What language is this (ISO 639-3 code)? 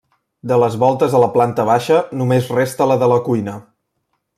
cat